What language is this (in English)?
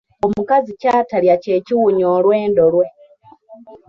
Ganda